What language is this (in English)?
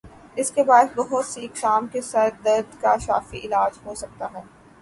Urdu